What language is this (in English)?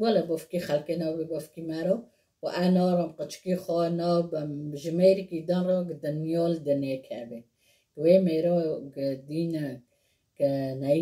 Persian